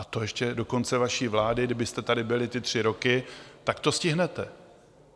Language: Czech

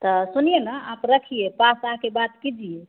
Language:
Hindi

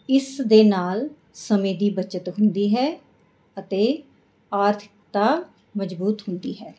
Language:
Punjabi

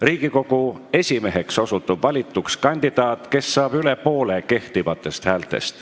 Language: Estonian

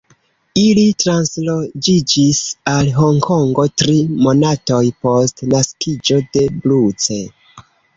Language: Esperanto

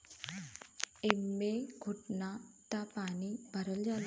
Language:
Bhojpuri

